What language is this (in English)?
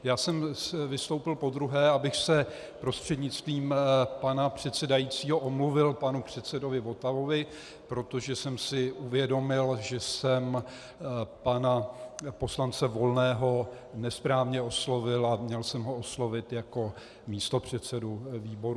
Czech